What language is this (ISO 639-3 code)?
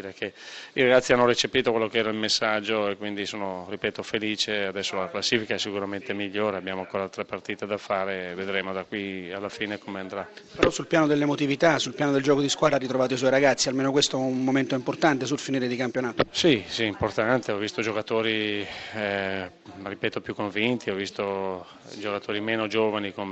ita